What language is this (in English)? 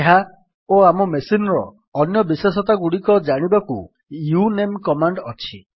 Odia